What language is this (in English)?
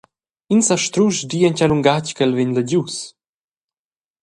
Romansh